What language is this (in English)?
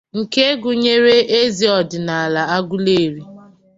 Igbo